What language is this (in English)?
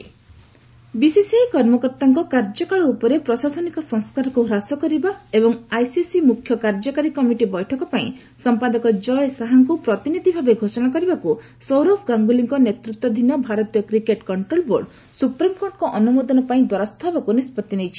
Odia